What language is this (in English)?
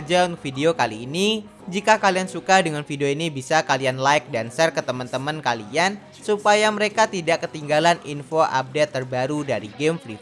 Indonesian